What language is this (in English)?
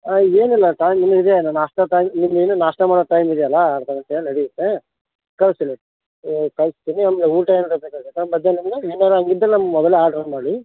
Kannada